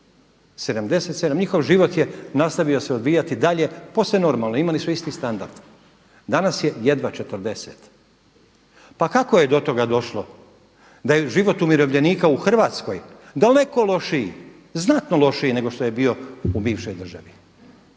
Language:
Croatian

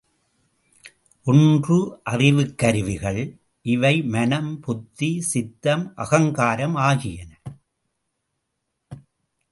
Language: Tamil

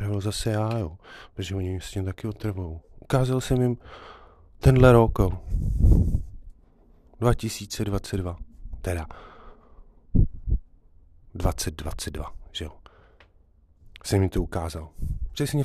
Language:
Czech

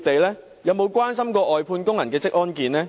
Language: Cantonese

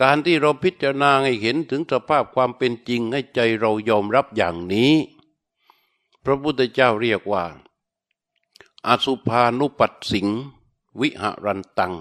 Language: Thai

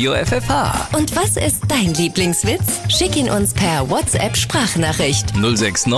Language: German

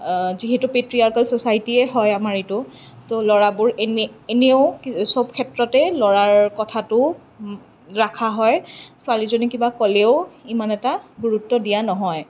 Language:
Assamese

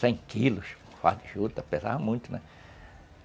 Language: Portuguese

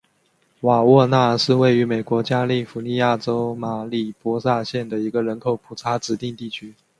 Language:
Chinese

